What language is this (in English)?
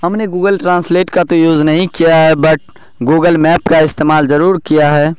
Urdu